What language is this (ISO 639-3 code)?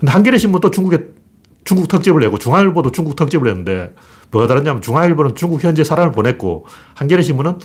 kor